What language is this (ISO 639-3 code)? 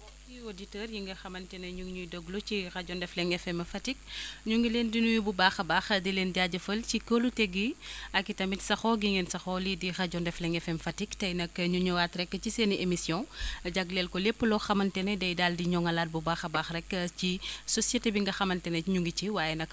wol